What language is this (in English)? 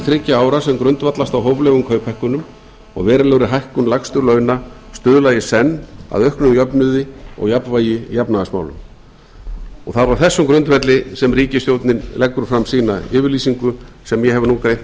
Icelandic